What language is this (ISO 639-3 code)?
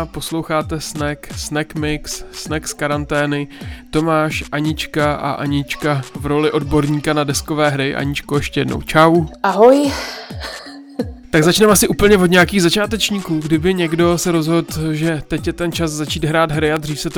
ces